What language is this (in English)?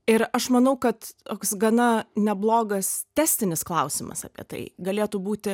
Lithuanian